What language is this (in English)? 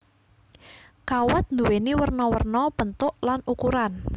Javanese